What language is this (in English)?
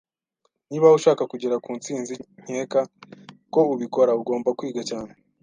Kinyarwanda